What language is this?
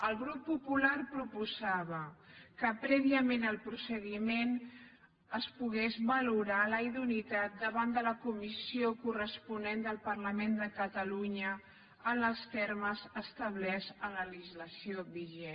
Catalan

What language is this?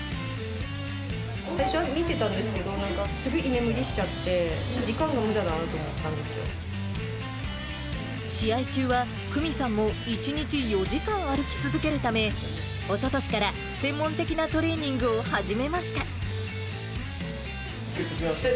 Japanese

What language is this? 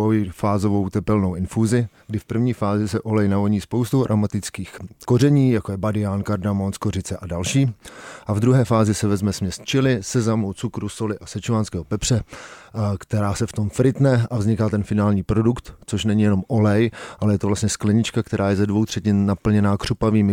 Czech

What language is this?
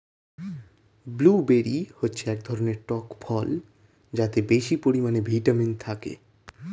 Bangla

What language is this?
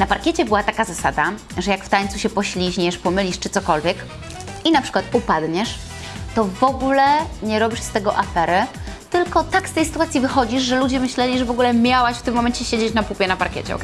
Polish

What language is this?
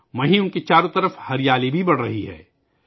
Urdu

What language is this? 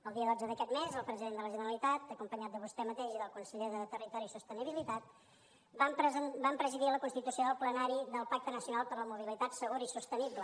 Catalan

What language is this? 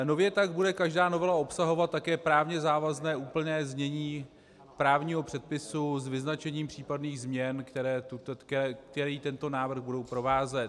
Czech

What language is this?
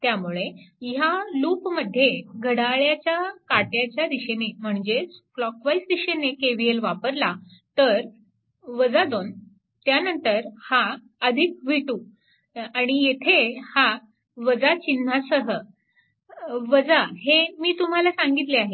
Marathi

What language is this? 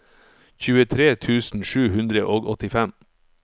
Norwegian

